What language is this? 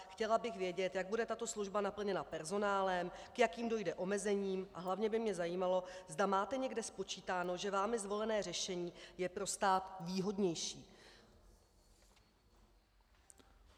Czech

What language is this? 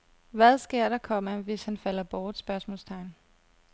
Danish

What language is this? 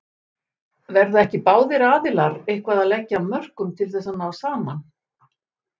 Icelandic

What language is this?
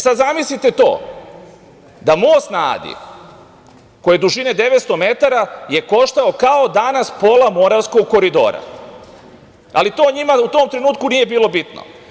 Serbian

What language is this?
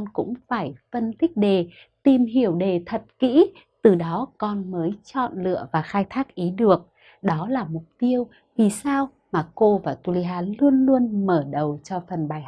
Vietnamese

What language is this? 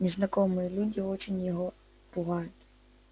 Russian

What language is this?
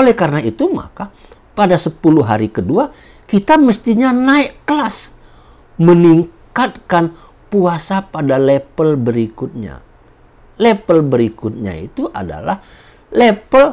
Indonesian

